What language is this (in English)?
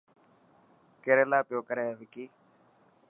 Dhatki